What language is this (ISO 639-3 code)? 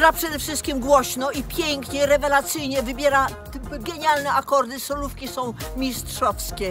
pol